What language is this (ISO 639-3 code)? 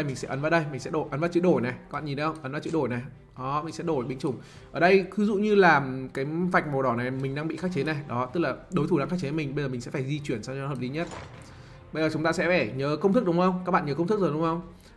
vie